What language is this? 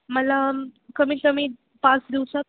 Marathi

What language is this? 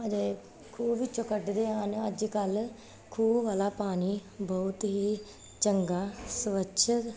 Punjabi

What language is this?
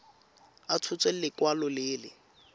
Tswana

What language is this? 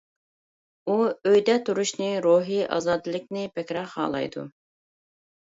Uyghur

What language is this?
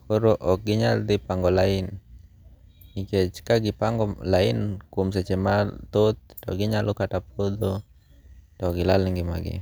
Luo (Kenya and Tanzania)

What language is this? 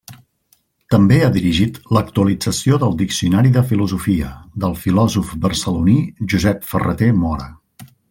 Catalan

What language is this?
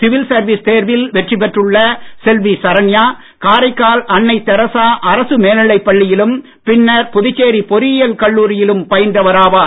Tamil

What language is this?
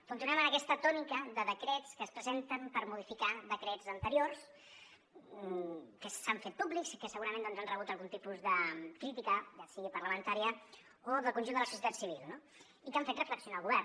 Catalan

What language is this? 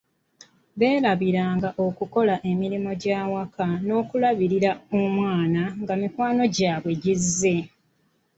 Ganda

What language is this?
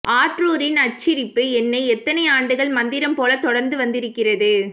Tamil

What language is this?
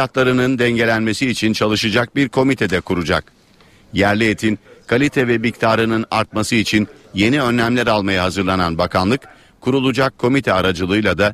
Turkish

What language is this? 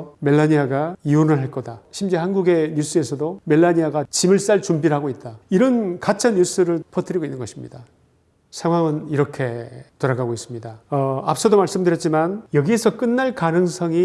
Korean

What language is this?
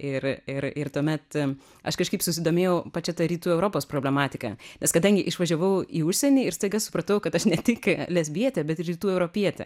Lithuanian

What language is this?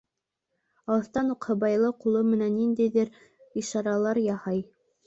Bashkir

